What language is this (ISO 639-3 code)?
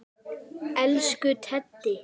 isl